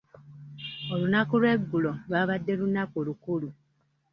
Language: Ganda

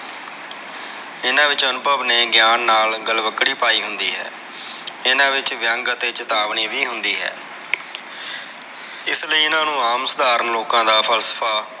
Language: Punjabi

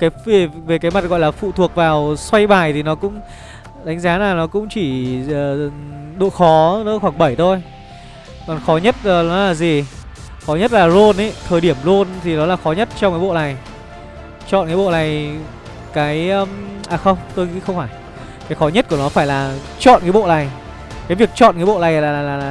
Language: Vietnamese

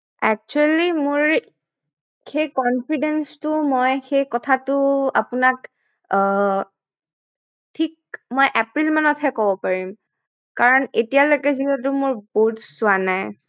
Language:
Assamese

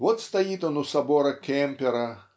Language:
Russian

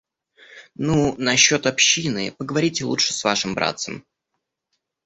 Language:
Russian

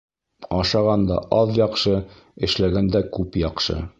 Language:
Bashkir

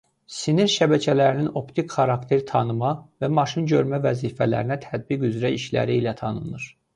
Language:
Azerbaijani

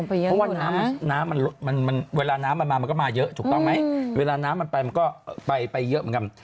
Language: Thai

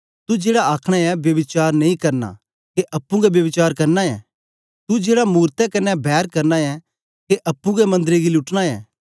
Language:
Dogri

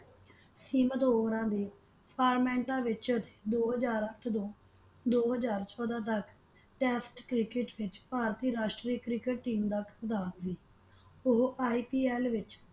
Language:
Punjabi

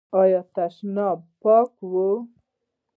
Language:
Pashto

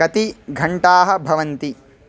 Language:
Sanskrit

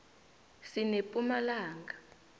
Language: South Ndebele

